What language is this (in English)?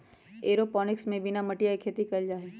Magahi